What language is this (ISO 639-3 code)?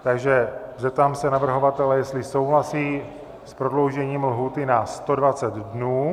ces